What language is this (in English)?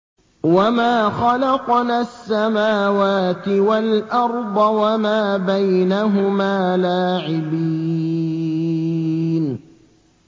Arabic